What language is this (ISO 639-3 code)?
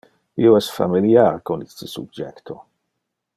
ina